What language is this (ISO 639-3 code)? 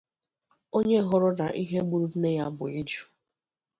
ibo